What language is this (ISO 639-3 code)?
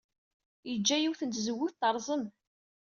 kab